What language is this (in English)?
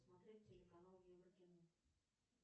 Russian